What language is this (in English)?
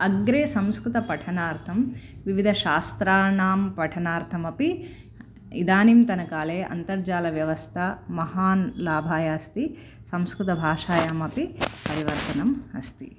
Sanskrit